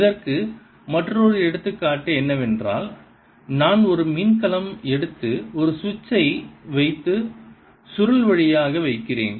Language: Tamil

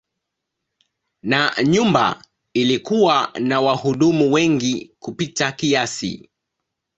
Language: Swahili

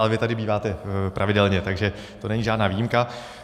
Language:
Czech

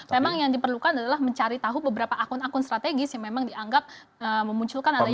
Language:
Indonesian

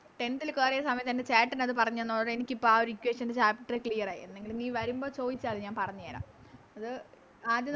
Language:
Malayalam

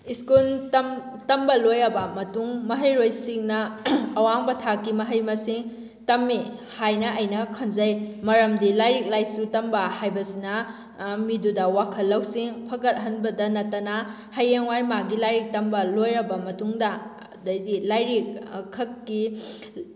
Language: Manipuri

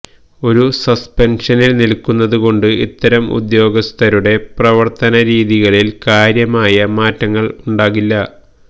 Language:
Malayalam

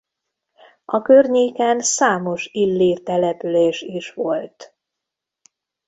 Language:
Hungarian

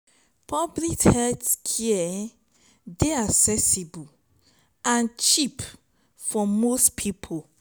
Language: Nigerian Pidgin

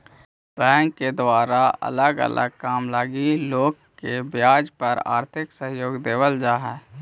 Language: Magahi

